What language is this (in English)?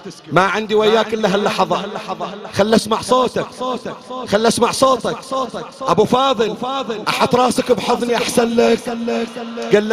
Arabic